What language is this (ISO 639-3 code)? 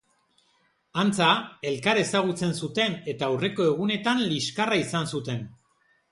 eus